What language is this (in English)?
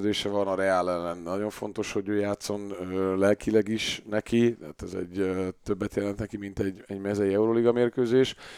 Hungarian